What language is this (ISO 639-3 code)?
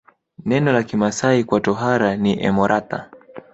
swa